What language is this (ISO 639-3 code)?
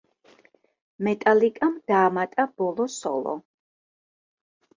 kat